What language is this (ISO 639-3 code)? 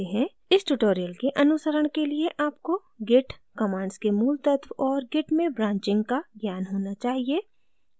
hin